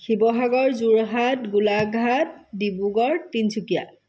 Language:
Assamese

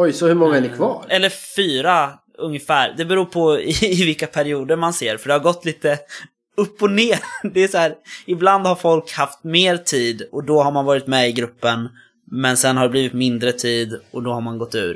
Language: Swedish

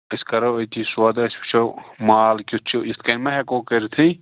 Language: Kashmiri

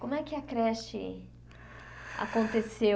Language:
Portuguese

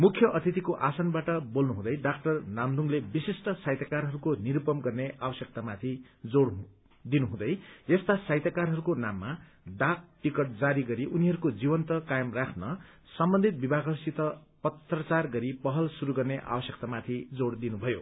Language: Nepali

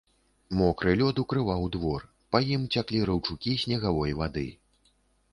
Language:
Belarusian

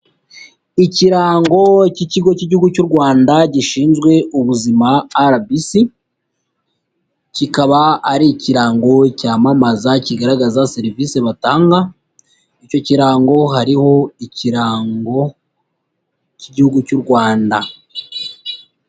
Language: Kinyarwanda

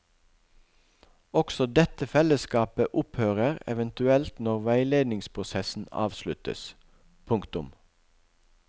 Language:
Norwegian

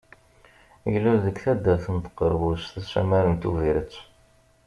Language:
Kabyle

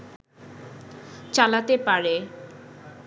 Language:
Bangla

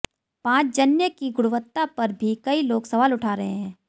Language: Hindi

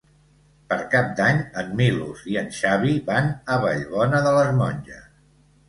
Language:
Catalan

